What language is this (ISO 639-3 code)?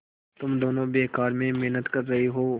hin